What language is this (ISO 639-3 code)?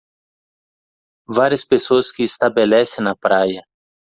por